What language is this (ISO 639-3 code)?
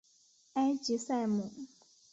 zho